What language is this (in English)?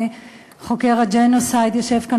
Hebrew